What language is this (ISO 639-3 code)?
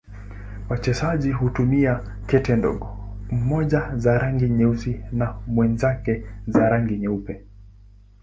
swa